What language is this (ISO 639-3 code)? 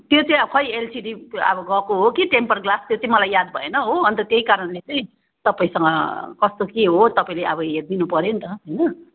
nep